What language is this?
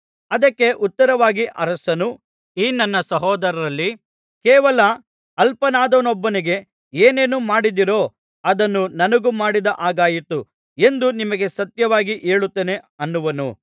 Kannada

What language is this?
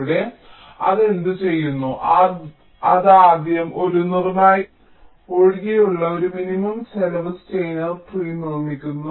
Malayalam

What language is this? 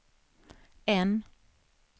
Swedish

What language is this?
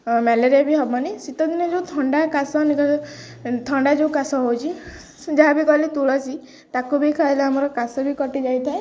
Odia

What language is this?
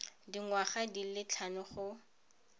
Tswana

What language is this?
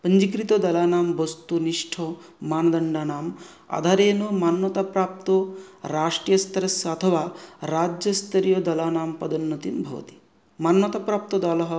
Sanskrit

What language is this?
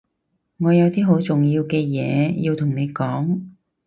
Cantonese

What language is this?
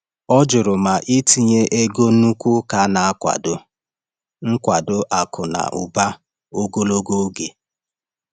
Igbo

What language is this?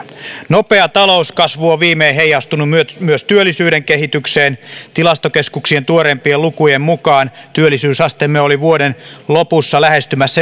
Finnish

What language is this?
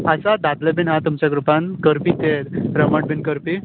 Konkani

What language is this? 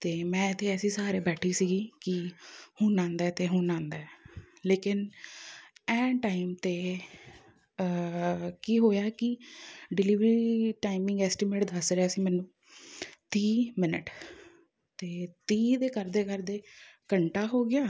Punjabi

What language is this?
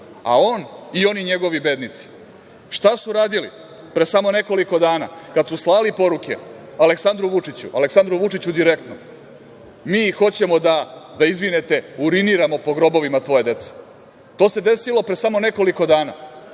Serbian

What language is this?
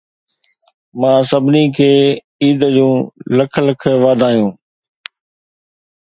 Sindhi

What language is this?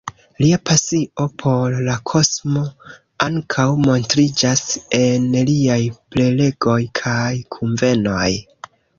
Esperanto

